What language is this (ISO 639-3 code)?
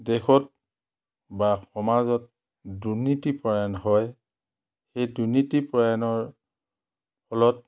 asm